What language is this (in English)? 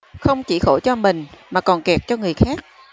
Vietnamese